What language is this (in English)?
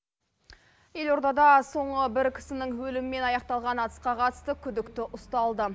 Kazakh